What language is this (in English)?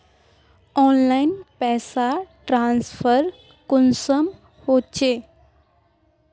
Magahi